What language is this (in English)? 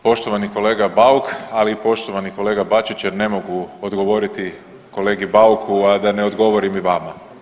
Croatian